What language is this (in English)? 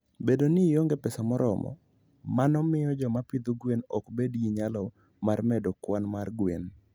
Luo (Kenya and Tanzania)